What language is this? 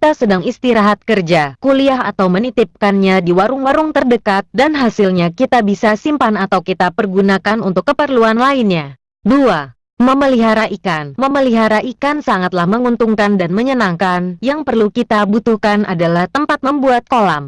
Indonesian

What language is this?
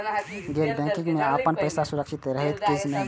Maithili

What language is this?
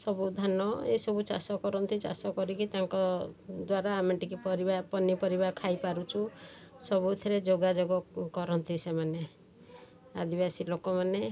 Odia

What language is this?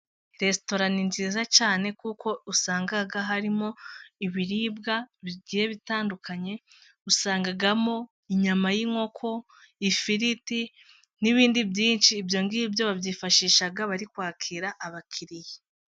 Kinyarwanda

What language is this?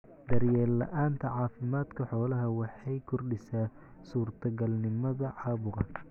Somali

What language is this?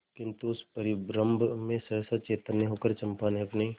Hindi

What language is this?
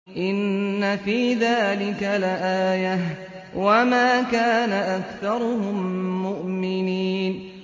Arabic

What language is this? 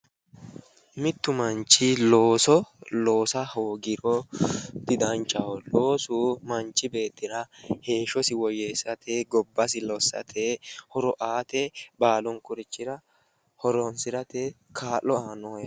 Sidamo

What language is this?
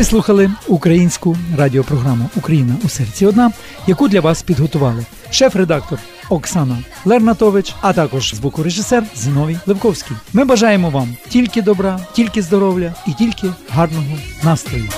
Ukrainian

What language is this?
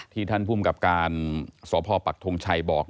Thai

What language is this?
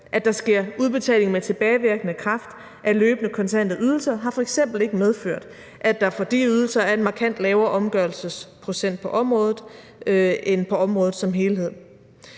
Danish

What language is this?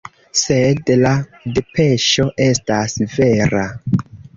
Esperanto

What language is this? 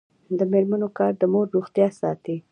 Pashto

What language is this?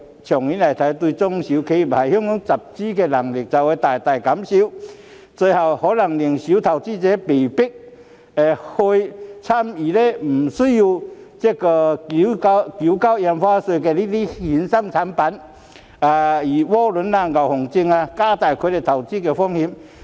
Cantonese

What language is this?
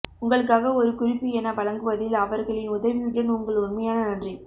Tamil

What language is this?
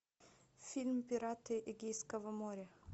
Russian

